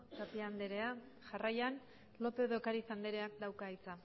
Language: Basque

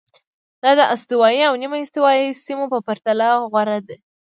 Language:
Pashto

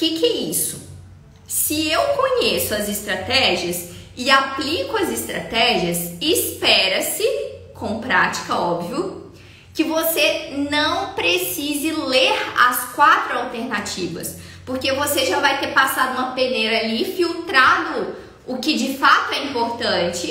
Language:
Portuguese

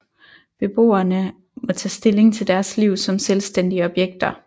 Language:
Danish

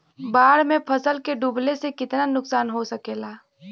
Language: Bhojpuri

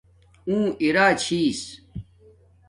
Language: Domaaki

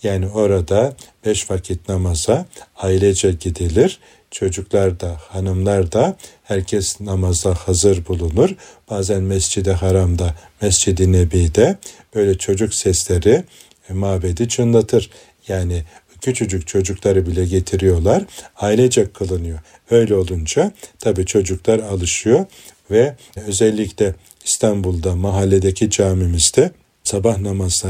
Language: Turkish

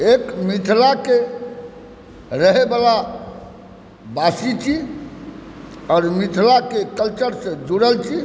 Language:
Maithili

